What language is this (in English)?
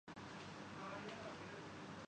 Urdu